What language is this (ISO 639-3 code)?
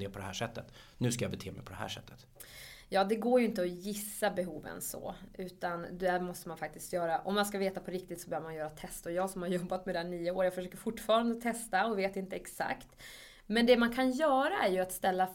swe